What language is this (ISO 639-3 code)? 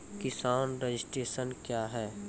mai